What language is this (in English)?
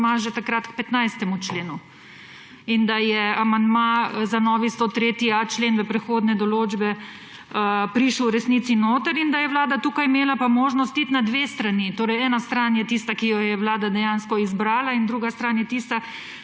Slovenian